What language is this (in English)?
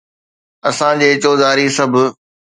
Sindhi